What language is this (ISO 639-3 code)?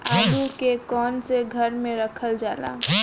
bho